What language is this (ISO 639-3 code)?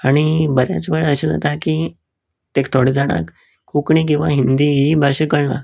kok